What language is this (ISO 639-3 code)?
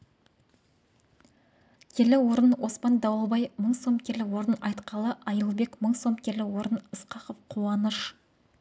kaz